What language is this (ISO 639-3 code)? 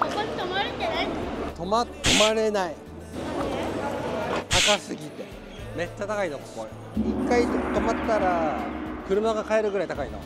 jpn